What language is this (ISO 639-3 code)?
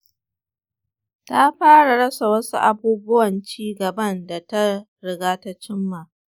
hau